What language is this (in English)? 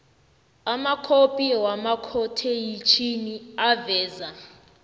South Ndebele